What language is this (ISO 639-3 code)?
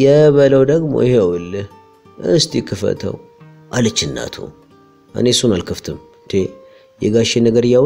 ara